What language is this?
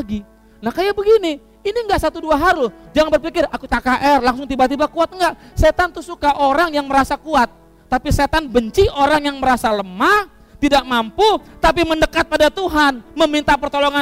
Indonesian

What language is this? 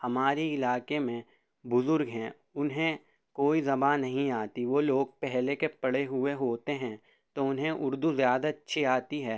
Urdu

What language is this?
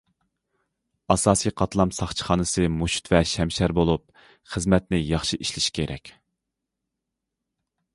Uyghur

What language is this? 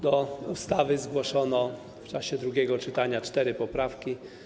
Polish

